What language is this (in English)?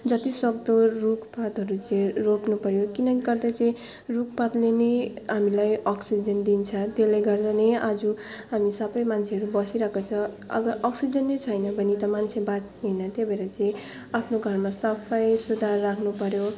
Nepali